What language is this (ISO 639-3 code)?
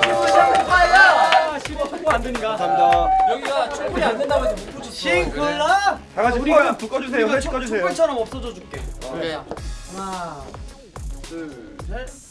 kor